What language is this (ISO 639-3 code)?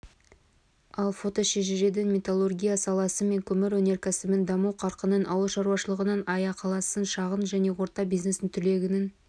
kaz